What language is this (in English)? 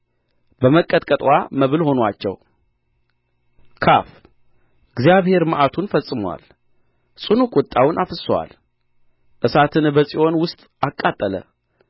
Amharic